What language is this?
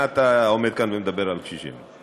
Hebrew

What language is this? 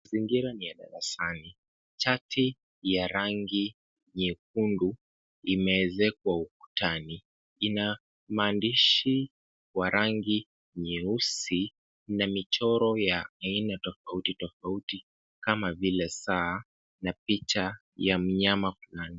Swahili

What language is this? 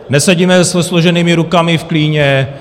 Czech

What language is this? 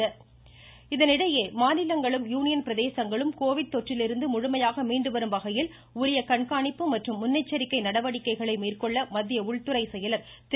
Tamil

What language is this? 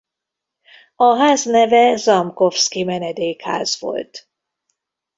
Hungarian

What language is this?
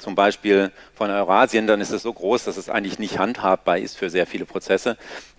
German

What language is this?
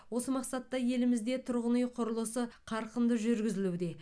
Kazakh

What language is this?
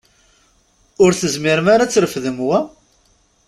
Kabyle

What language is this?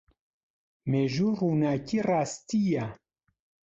Central Kurdish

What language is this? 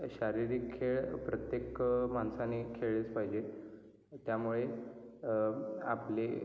Marathi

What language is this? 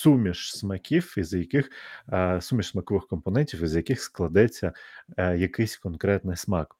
Ukrainian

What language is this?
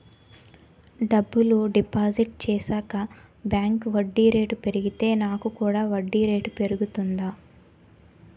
Telugu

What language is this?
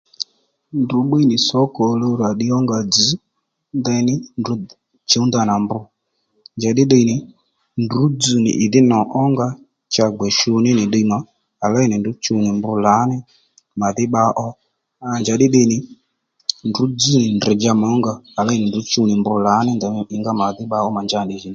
Lendu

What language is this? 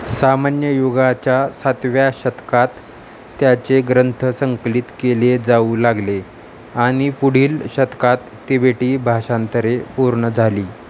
Marathi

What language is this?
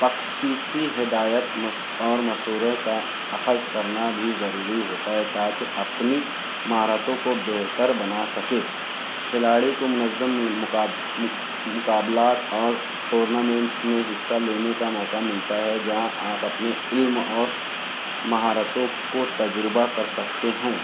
Urdu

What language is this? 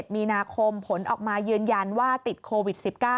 Thai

